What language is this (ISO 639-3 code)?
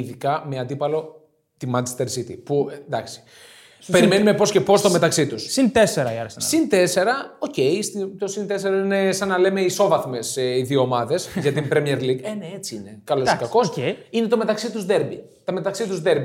ell